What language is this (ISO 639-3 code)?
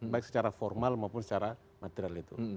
ind